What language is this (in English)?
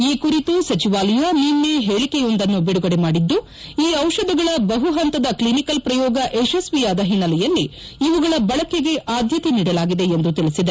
Kannada